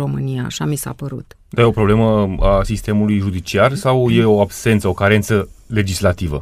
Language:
Romanian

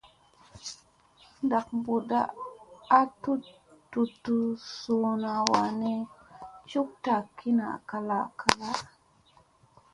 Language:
Musey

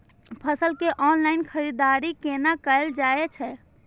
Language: Maithili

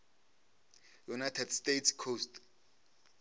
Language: Northern Sotho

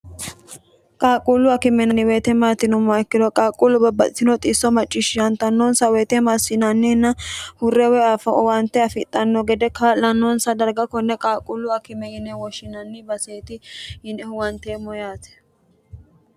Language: Sidamo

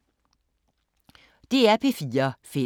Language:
Danish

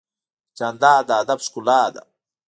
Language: Pashto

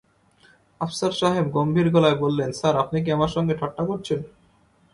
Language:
Bangla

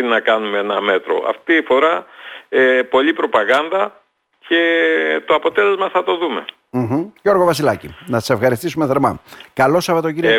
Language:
Greek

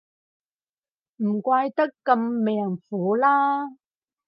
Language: Cantonese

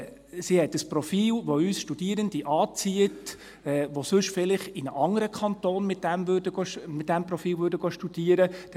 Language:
Swiss German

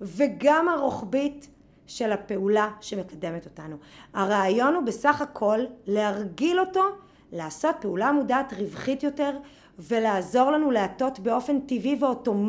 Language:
Hebrew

